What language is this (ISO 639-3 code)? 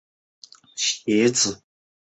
zho